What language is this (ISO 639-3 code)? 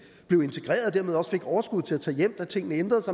dan